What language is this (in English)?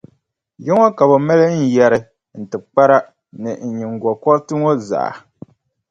Dagbani